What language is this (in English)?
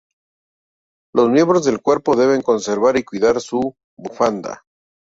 Spanish